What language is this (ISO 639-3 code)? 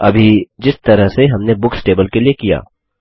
hin